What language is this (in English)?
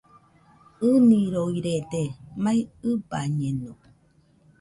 Nüpode Huitoto